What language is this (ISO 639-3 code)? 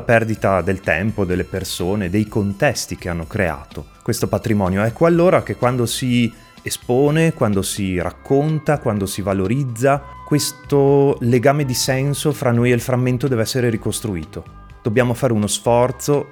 ita